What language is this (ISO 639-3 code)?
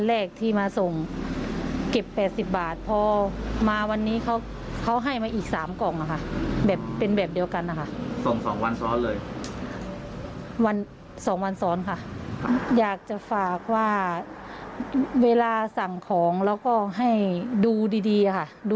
tha